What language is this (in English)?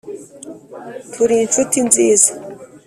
Kinyarwanda